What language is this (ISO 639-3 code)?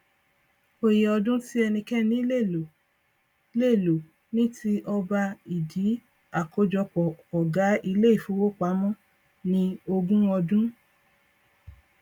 yor